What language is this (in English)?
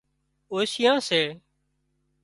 Wadiyara Koli